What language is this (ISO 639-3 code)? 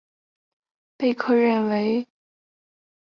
zho